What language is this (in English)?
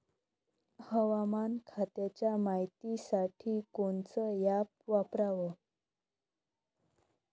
Marathi